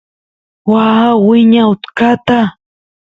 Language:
Santiago del Estero Quichua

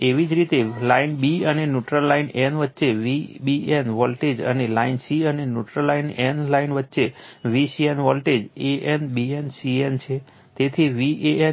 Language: Gujarati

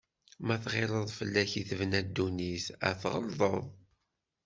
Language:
Kabyle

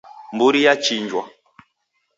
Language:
Taita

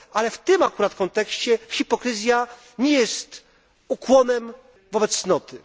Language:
Polish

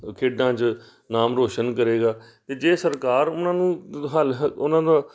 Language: Punjabi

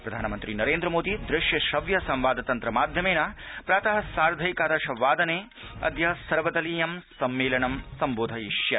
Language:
Sanskrit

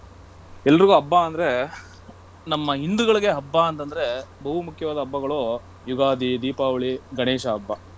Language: Kannada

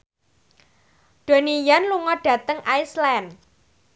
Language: Javanese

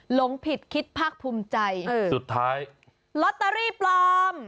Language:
Thai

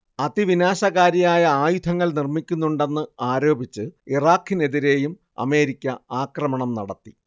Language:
Malayalam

